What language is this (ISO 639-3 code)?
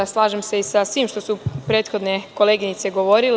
srp